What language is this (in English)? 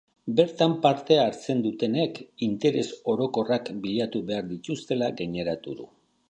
Basque